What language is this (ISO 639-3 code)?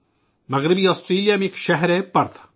urd